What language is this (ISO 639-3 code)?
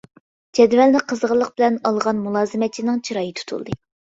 uig